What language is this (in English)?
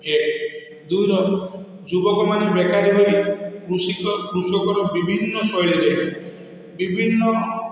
Odia